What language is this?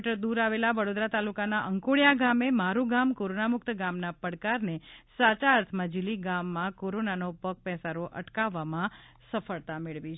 Gujarati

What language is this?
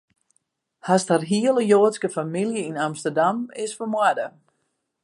Western Frisian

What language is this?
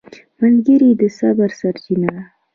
Pashto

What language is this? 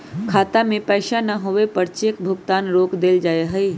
Magahi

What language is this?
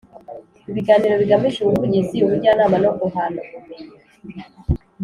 Kinyarwanda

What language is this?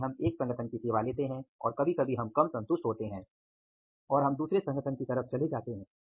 Hindi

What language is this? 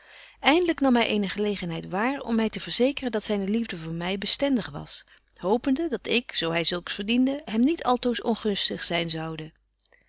Dutch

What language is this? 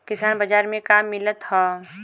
Bhojpuri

